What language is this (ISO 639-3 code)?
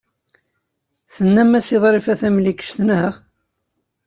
kab